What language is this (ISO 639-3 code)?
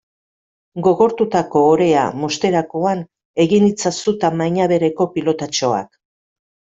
eus